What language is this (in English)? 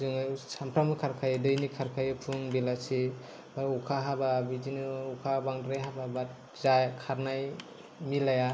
Bodo